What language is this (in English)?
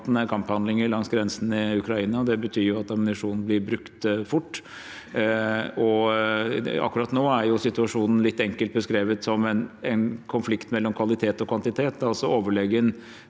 Norwegian